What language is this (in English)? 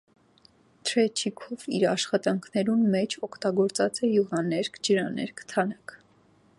Armenian